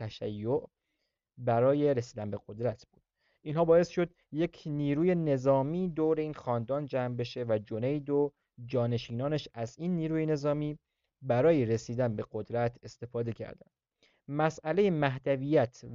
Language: Persian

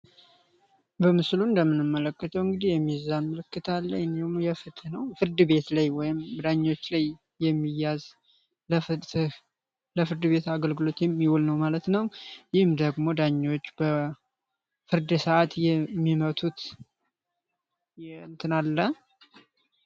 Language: Amharic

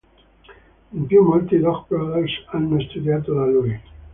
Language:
Italian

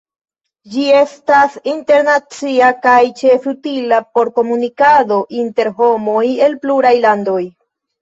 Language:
Esperanto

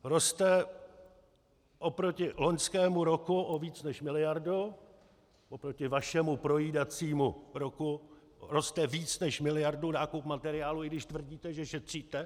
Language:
Czech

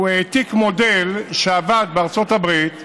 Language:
Hebrew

